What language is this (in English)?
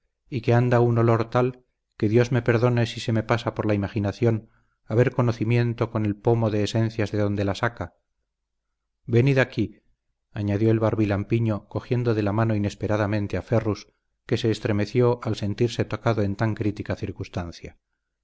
Spanish